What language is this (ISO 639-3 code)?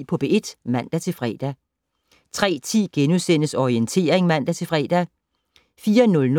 dan